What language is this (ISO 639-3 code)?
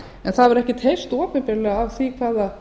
isl